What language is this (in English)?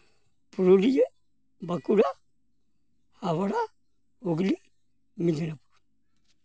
Santali